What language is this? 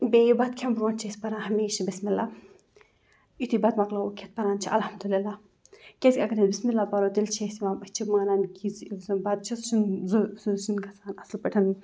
Kashmiri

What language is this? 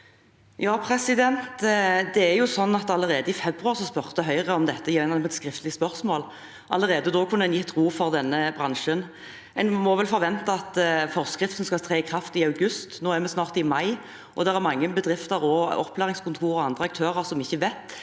Norwegian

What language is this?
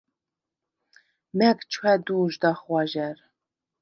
Svan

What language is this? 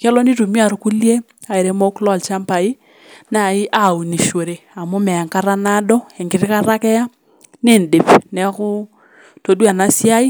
Masai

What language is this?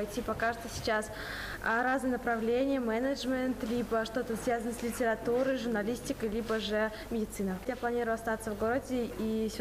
Russian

